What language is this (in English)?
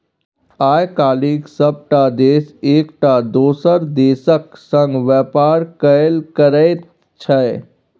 Maithili